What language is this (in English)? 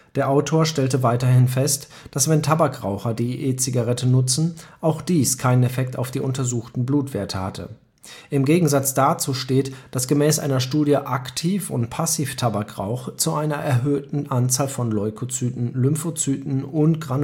German